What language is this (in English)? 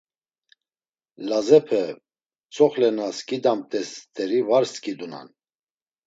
Laz